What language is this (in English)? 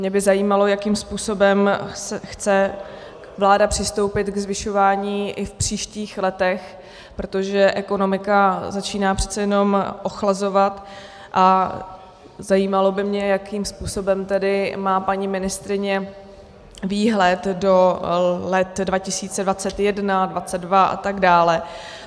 Czech